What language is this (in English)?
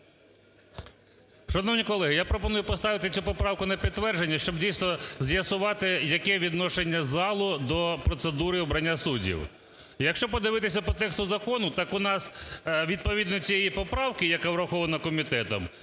Ukrainian